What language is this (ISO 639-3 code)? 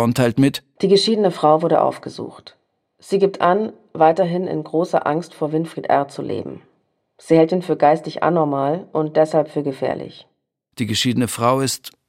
deu